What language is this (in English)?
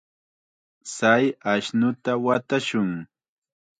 Chiquián Ancash Quechua